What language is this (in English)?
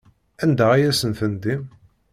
Kabyle